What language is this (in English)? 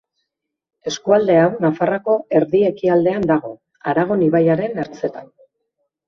Basque